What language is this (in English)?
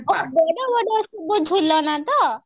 Odia